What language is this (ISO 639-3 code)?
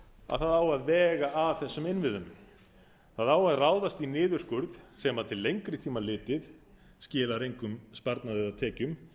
isl